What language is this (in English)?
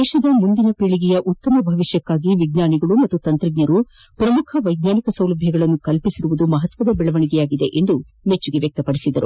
Kannada